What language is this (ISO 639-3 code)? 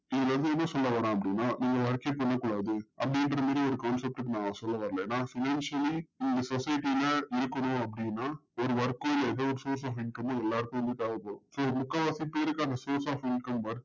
tam